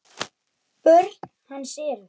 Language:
Icelandic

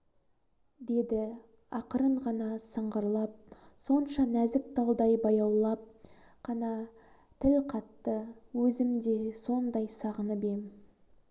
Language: Kazakh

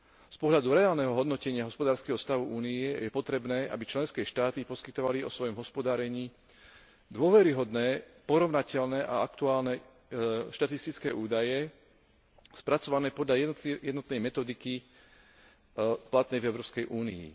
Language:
Slovak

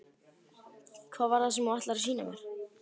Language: Icelandic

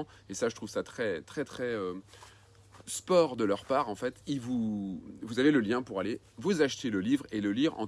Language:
French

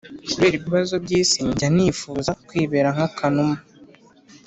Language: Kinyarwanda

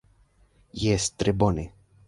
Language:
Esperanto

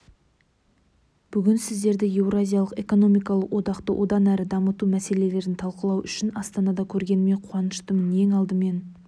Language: Kazakh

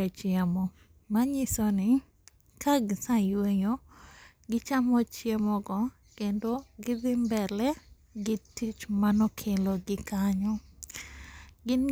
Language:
Luo (Kenya and Tanzania)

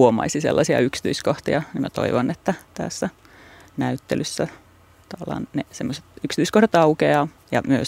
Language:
Finnish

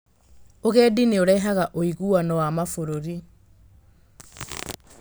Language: Kikuyu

